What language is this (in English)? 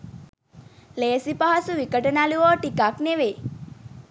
Sinhala